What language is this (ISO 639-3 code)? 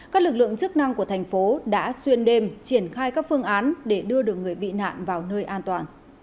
vie